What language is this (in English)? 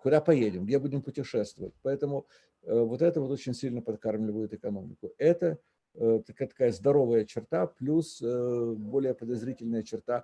Russian